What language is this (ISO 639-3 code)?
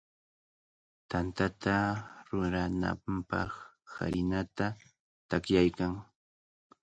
qvl